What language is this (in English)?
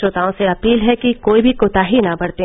Hindi